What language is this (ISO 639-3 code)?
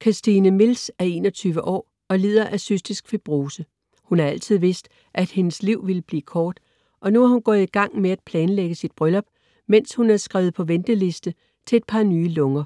dan